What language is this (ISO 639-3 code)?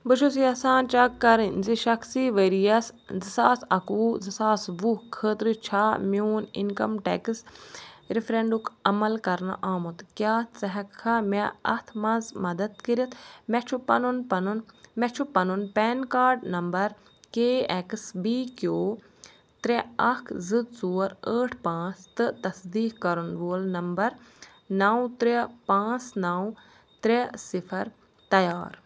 kas